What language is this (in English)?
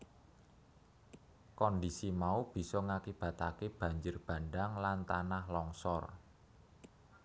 Javanese